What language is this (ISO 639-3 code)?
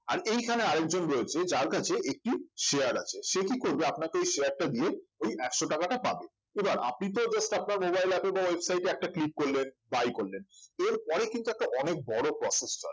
ben